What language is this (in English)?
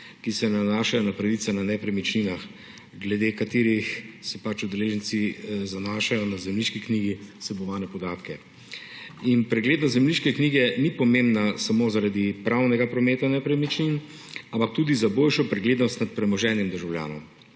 Slovenian